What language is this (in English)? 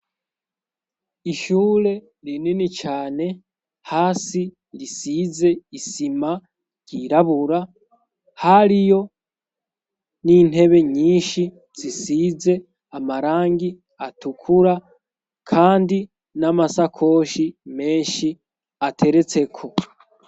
Rundi